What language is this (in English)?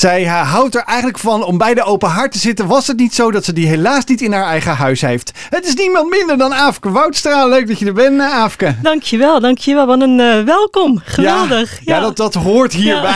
Dutch